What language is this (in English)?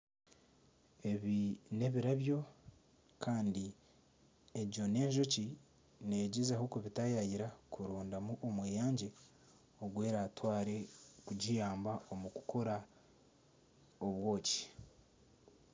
Nyankole